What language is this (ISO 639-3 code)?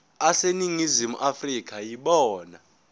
zul